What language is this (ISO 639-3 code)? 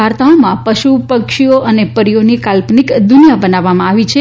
guj